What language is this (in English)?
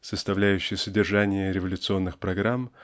Russian